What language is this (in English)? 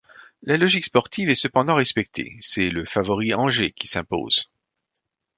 French